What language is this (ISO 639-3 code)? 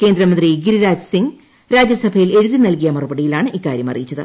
mal